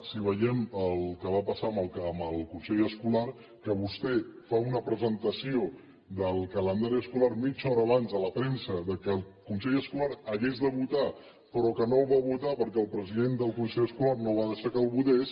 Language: Catalan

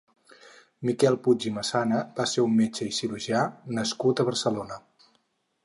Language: Catalan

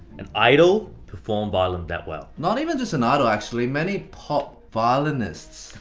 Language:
English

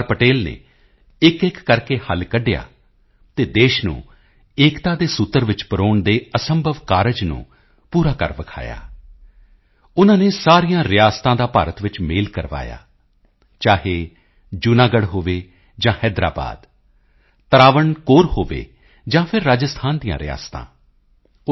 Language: Punjabi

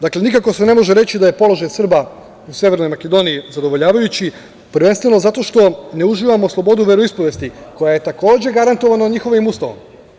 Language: Serbian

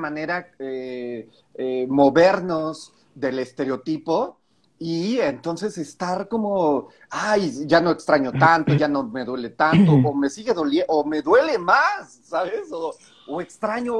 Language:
Spanish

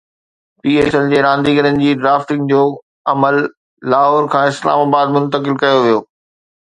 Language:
Sindhi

